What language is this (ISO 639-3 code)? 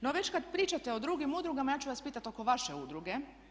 hrv